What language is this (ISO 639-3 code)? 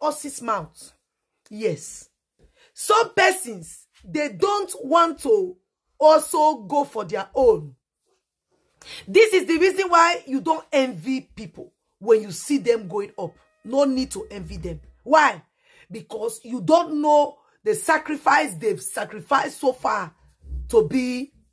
eng